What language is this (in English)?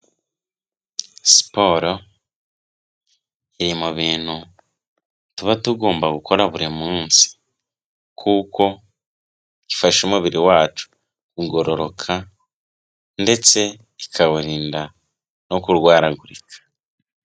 Kinyarwanda